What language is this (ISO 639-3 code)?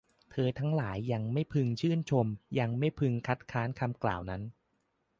tha